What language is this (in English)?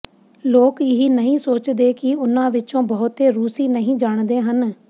Punjabi